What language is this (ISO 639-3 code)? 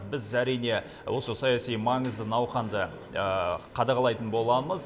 kaz